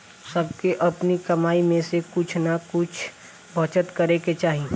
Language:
Bhojpuri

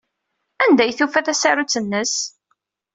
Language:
Kabyle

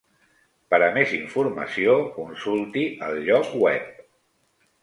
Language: Catalan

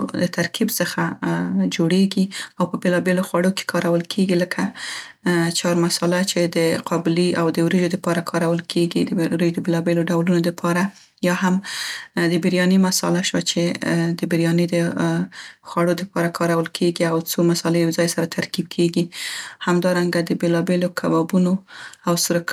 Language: Central Pashto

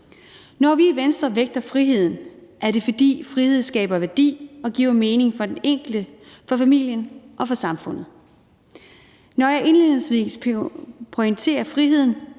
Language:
Danish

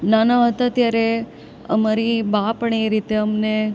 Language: Gujarati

